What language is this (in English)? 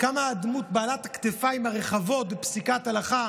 Hebrew